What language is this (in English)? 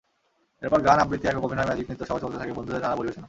Bangla